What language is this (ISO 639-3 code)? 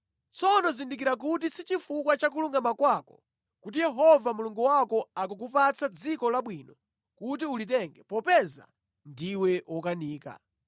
nya